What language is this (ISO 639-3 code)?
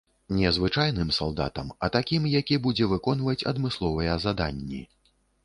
bel